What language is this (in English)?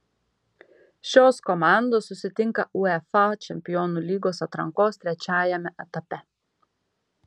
Lithuanian